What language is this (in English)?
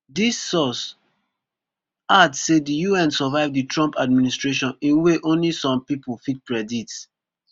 Nigerian Pidgin